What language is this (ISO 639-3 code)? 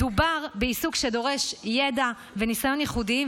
heb